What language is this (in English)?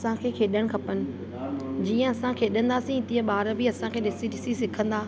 Sindhi